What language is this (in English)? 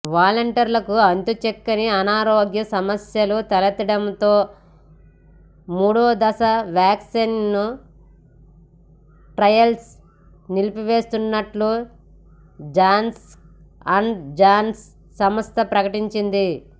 Telugu